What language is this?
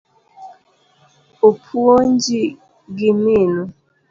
Luo (Kenya and Tanzania)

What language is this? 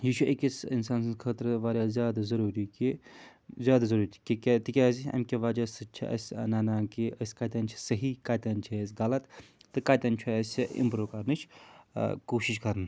Kashmiri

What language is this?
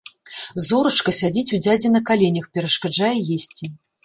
Belarusian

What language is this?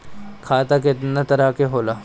Bhojpuri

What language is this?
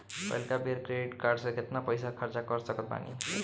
Bhojpuri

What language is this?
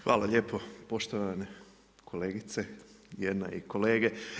Croatian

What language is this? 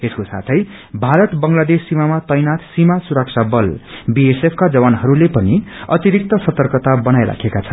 Nepali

